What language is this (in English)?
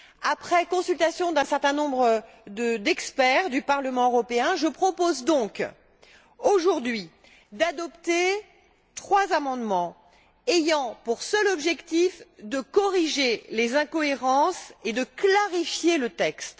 French